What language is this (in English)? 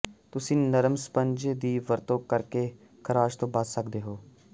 Punjabi